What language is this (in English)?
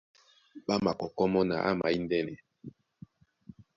Duala